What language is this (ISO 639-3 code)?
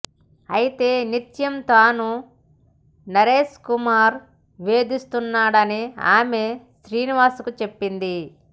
tel